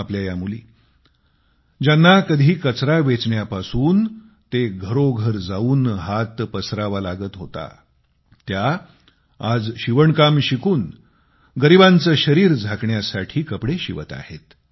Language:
Marathi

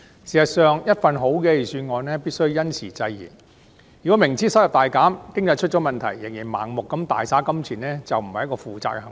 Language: Cantonese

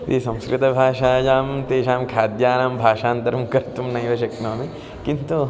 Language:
Sanskrit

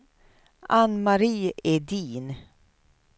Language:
Swedish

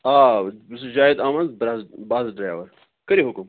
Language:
Kashmiri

